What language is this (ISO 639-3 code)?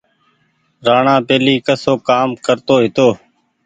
gig